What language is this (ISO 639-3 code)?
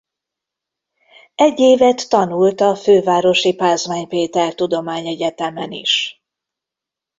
hun